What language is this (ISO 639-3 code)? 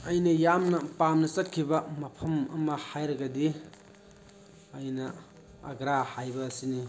mni